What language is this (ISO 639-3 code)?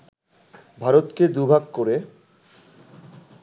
ben